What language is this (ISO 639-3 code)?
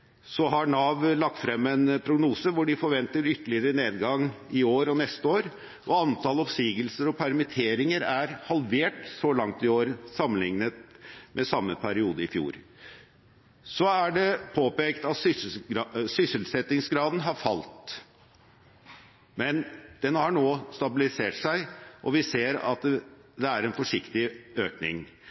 nob